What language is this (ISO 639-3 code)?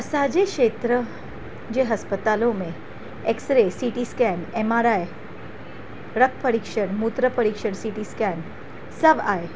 snd